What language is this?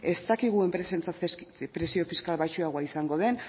Basque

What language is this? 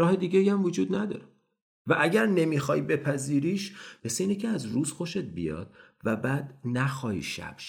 Persian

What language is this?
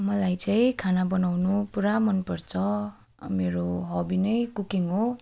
Nepali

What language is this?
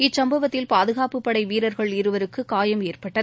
Tamil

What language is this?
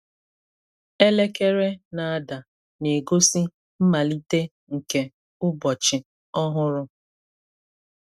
Igbo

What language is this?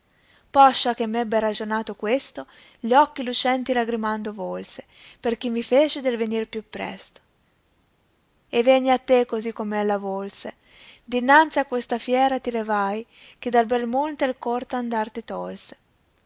Italian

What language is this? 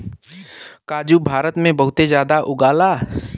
Bhojpuri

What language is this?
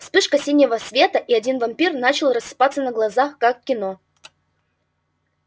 Russian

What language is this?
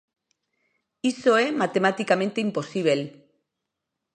Galician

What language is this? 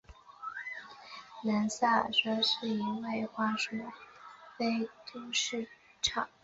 Chinese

